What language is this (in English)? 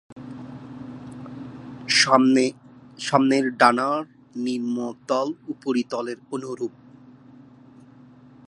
Bangla